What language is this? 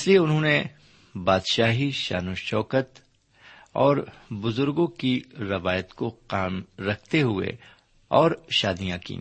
Urdu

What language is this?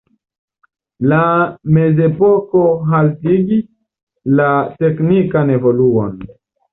Esperanto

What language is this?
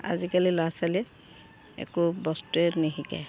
Assamese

